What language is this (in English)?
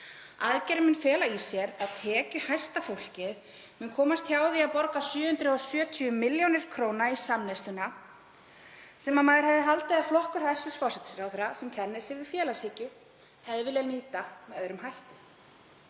Icelandic